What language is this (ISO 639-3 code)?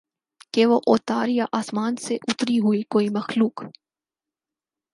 urd